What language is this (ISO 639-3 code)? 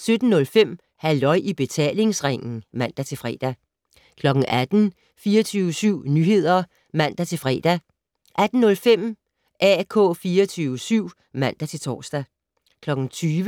dan